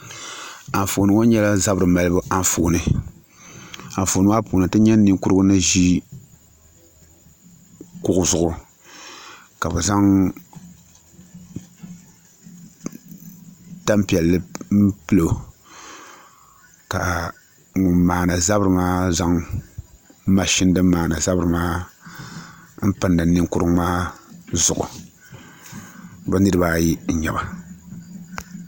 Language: Dagbani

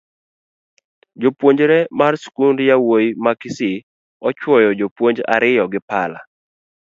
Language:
Luo (Kenya and Tanzania)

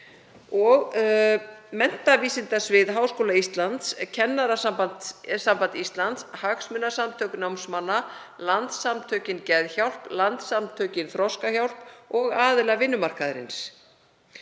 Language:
Icelandic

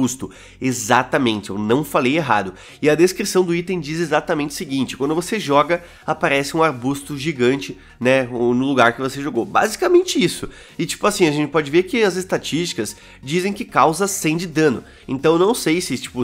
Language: Portuguese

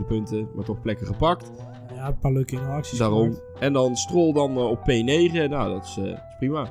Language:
Dutch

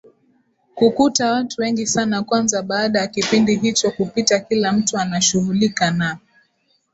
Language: Swahili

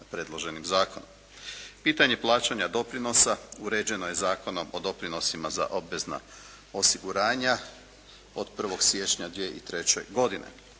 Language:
Croatian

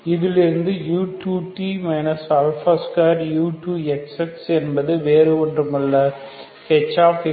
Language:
Tamil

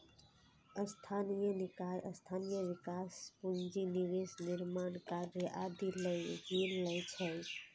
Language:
Maithili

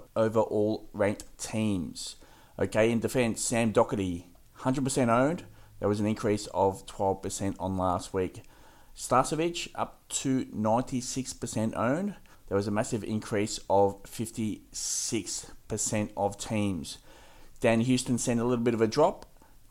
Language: English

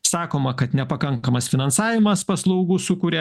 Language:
Lithuanian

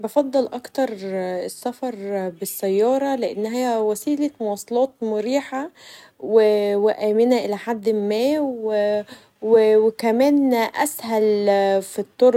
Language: Egyptian Arabic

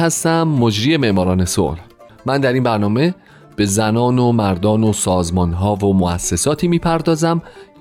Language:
Persian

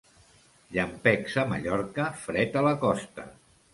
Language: Catalan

